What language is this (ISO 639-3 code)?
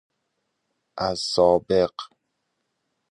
fas